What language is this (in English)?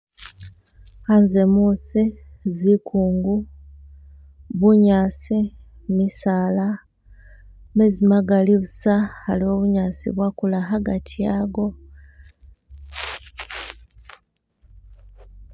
Masaaba